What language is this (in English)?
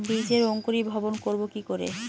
Bangla